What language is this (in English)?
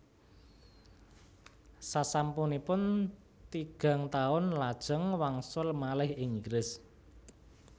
Javanese